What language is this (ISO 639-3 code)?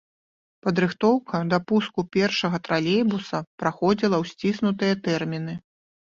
bel